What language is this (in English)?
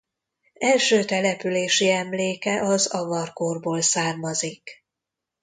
Hungarian